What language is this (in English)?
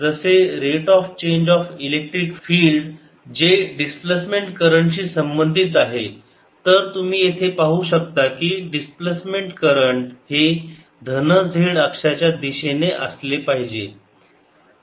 Marathi